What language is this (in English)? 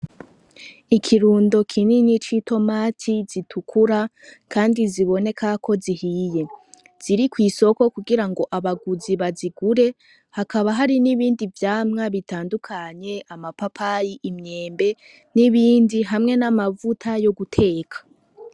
Rundi